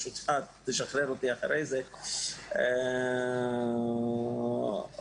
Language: Hebrew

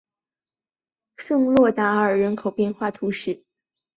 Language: Chinese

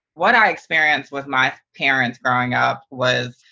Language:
English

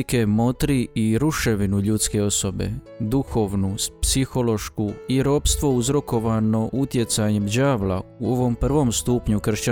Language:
Croatian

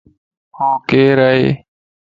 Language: Lasi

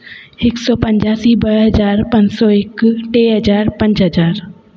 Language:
Sindhi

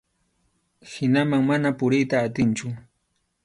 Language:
Arequipa-La Unión Quechua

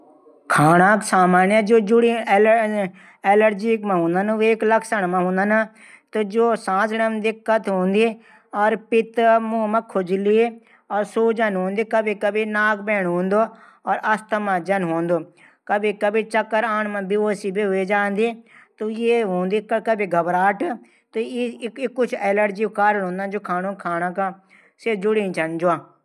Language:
Garhwali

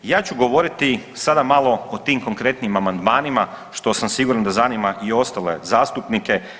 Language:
Croatian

